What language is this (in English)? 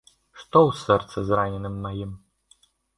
Belarusian